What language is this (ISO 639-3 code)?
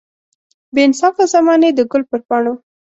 pus